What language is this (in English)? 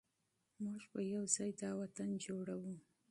Pashto